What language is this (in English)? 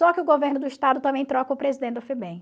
Portuguese